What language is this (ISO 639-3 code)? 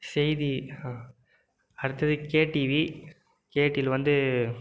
tam